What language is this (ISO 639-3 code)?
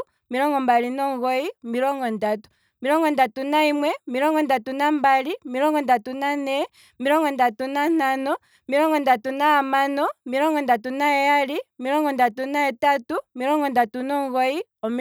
kwm